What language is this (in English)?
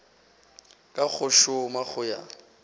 Northern Sotho